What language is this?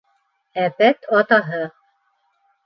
Bashkir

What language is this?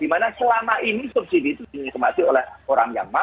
Indonesian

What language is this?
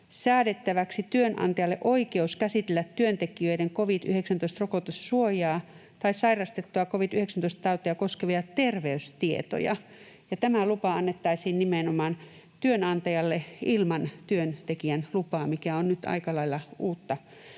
Finnish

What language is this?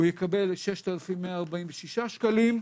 Hebrew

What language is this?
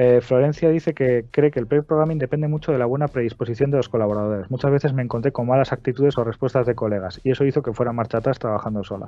Spanish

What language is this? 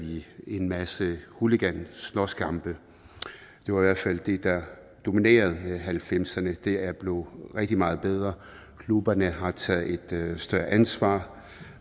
Danish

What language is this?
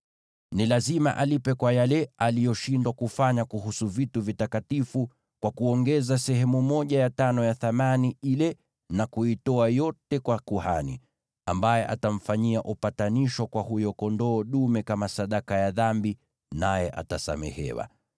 Swahili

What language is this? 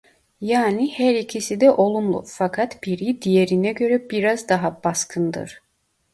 Turkish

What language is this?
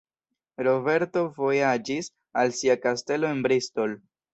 Esperanto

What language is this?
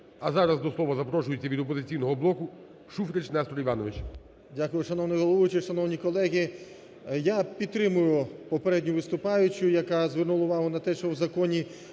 Ukrainian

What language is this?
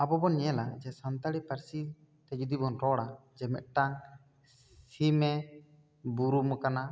Santali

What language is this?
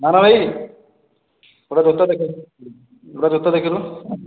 Odia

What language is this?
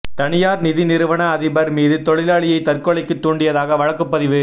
Tamil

